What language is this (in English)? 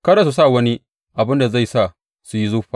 Hausa